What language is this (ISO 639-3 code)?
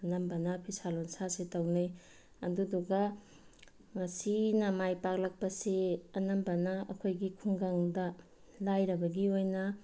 mni